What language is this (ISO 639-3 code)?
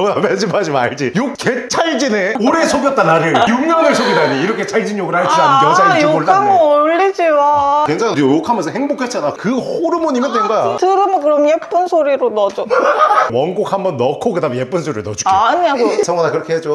kor